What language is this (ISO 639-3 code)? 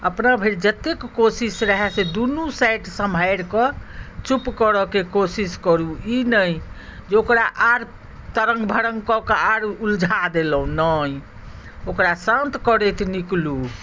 mai